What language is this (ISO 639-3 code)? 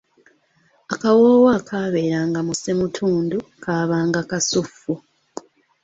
lug